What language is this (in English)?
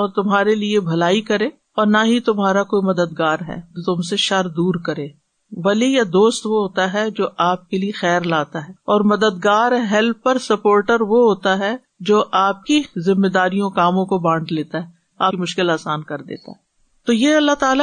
Urdu